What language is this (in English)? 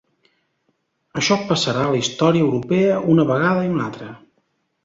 Catalan